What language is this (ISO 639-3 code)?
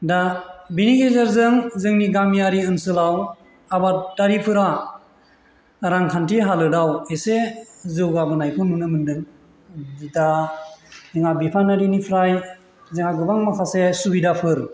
brx